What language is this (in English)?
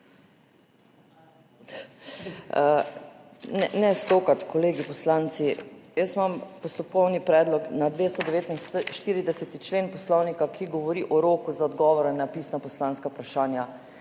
Slovenian